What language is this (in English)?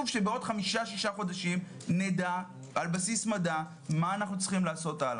Hebrew